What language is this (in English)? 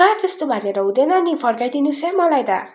Nepali